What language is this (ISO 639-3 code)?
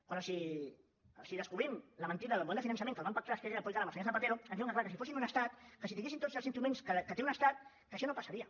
cat